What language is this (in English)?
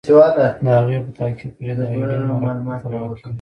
Pashto